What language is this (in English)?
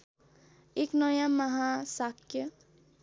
Nepali